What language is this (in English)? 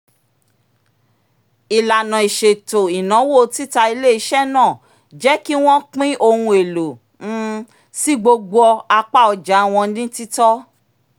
Yoruba